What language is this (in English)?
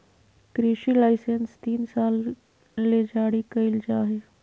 Magahi